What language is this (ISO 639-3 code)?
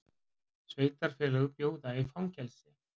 isl